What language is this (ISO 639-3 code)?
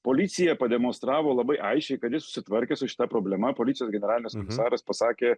lit